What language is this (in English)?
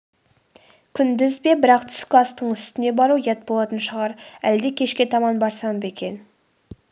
Kazakh